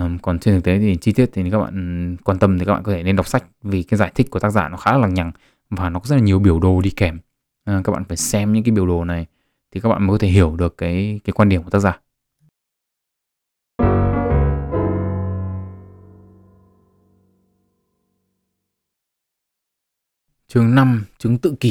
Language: Vietnamese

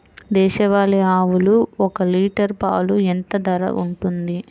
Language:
Telugu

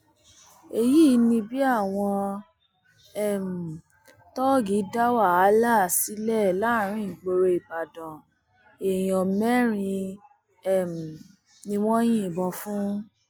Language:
Yoruba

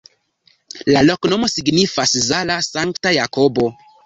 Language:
Esperanto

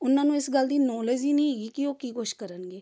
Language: Punjabi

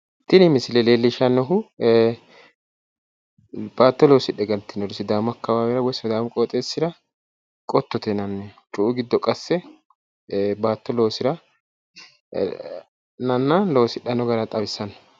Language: Sidamo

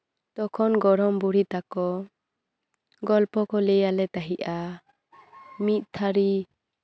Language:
Santali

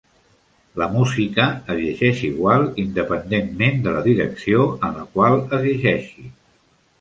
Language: Catalan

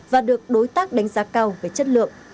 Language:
Vietnamese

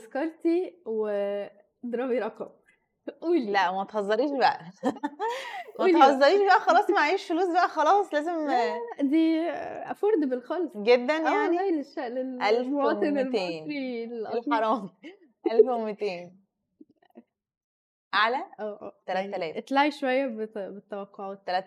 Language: Arabic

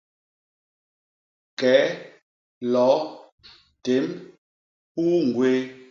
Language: Basaa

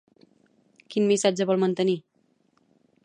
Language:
Catalan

